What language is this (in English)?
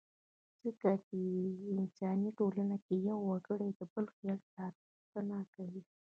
Pashto